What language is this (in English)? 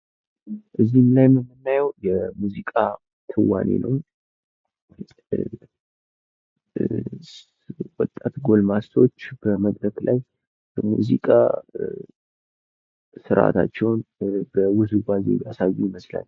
Amharic